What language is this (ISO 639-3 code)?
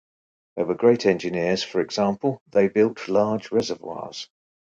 eng